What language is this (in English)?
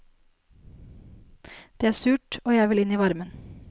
Norwegian